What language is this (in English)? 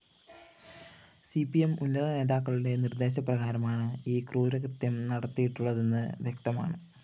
Malayalam